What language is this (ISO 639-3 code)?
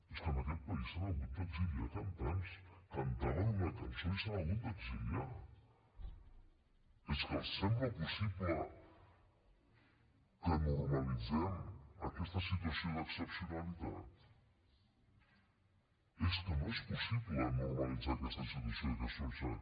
cat